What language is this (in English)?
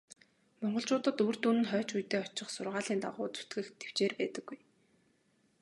Mongolian